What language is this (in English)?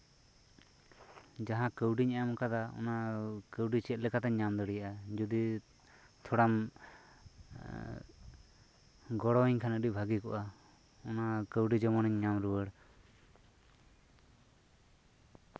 Santali